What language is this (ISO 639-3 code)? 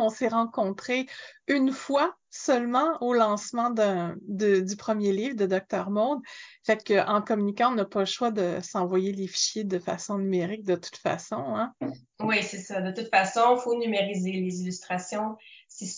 fra